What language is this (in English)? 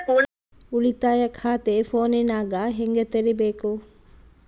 Kannada